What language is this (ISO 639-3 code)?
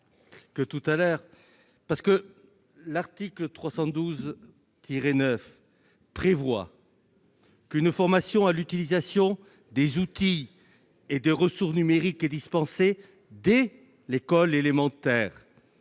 fra